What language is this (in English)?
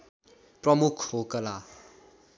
Nepali